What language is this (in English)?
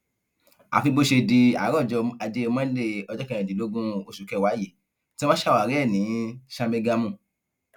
Yoruba